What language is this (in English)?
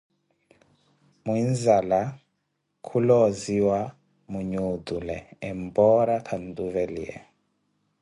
Koti